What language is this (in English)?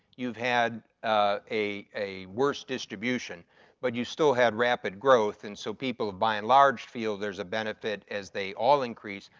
English